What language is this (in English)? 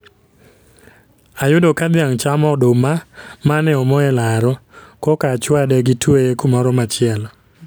Luo (Kenya and Tanzania)